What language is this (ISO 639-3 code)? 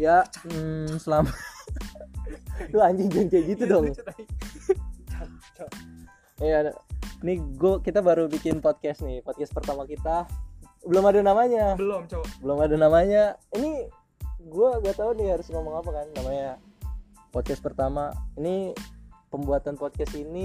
ind